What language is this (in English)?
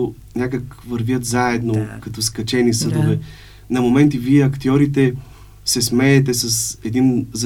Bulgarian